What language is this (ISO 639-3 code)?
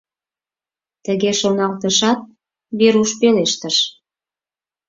chm